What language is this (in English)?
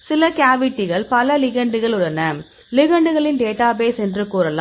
Tamil